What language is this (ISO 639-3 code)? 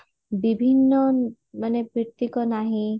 ori